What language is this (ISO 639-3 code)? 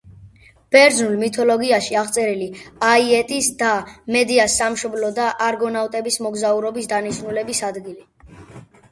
kat